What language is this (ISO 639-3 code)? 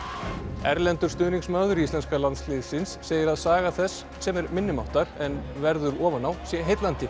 isl